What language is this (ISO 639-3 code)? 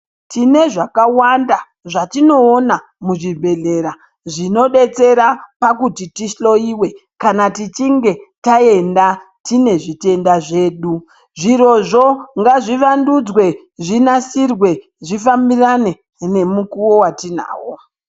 ndc